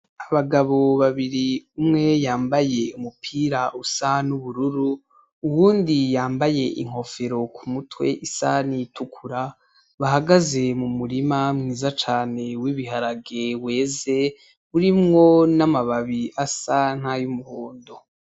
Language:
Rundi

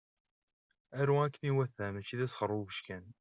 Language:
Kabyle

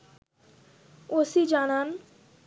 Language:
Bangla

